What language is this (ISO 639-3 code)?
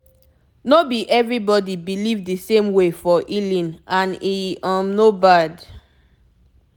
pcm